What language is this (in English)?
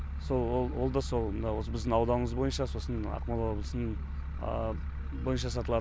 Kazakh